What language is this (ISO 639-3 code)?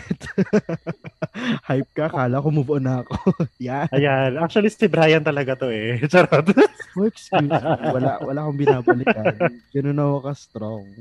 fil